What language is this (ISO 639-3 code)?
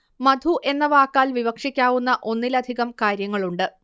mal